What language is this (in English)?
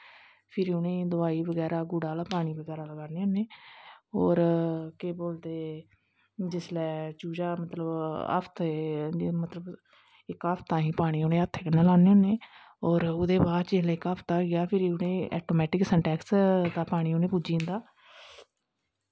Dogri